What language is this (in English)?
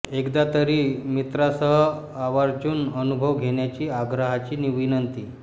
Marathi